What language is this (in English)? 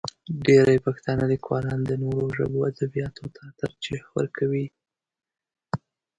Pashto